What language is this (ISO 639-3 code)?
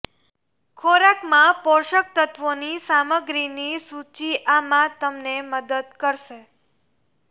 guj